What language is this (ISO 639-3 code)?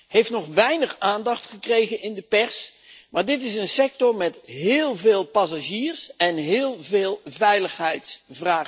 nld